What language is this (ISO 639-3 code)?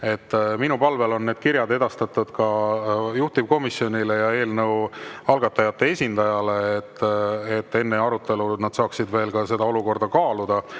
est